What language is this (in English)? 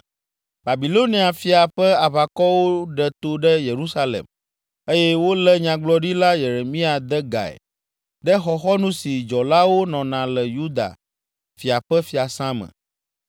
Ewe